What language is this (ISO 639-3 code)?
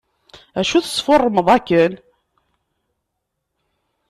kab